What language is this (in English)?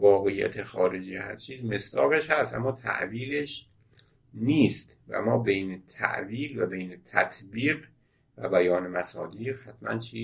Persian